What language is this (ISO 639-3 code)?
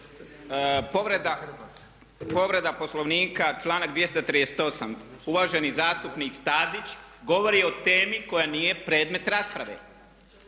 hrv